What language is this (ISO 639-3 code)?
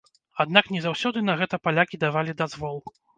bel